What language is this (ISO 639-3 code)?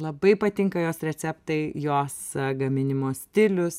lit